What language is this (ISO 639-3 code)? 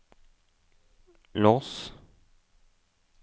nor